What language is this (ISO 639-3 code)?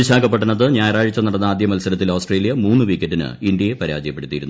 mal